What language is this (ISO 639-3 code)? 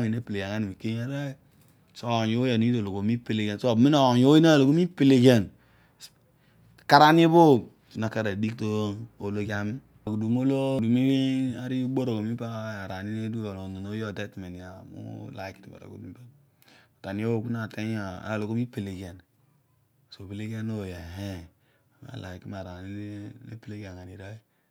odu